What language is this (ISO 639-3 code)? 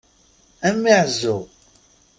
kab